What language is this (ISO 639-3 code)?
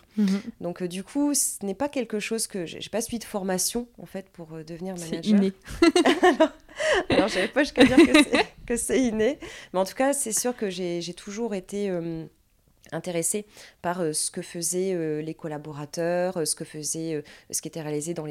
fra